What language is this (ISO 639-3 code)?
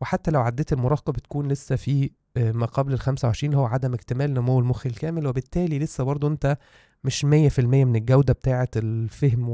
ara